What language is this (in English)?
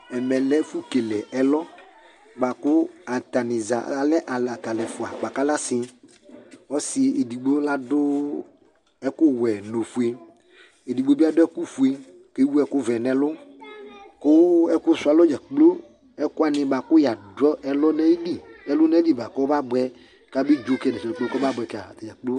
Ikposo